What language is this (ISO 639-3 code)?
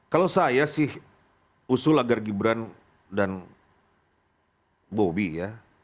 ind